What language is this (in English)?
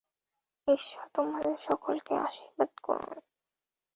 Bangla